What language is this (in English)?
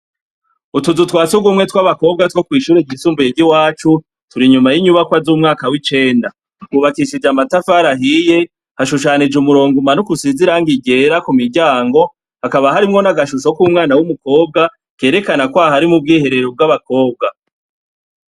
Rundi